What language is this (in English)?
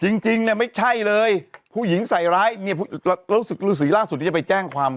Thai